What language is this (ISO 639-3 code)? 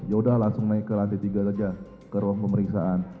ind